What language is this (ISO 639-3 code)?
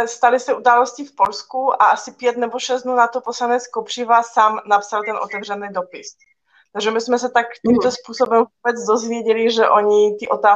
ces